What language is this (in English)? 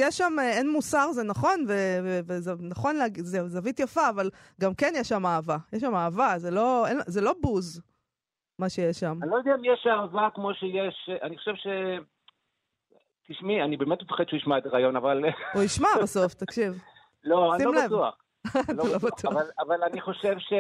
Hebrew